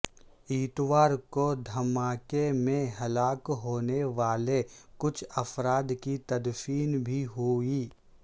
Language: Urdu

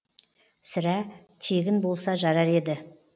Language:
Kazakh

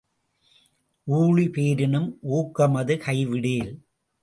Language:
Tamil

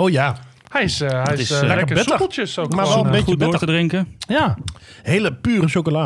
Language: Dutch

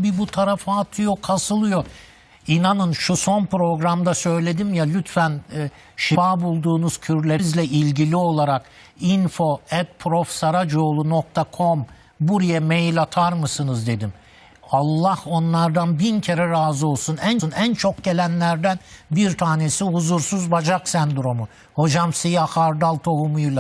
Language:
Turkish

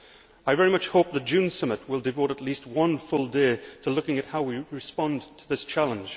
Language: English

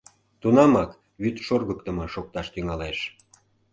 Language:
Mari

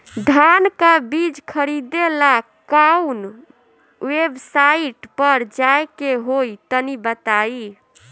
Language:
Bhojpuri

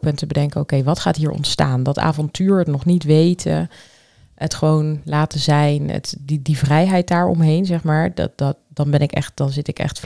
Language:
Dutch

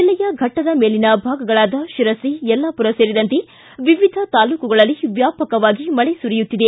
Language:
Kannada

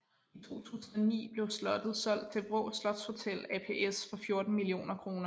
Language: Danish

